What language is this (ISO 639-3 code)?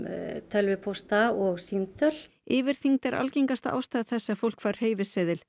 isl